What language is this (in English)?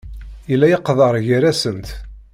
Kabyle